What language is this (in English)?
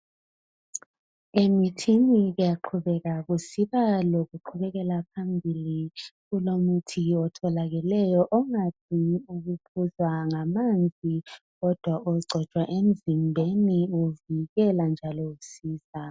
North Ndebele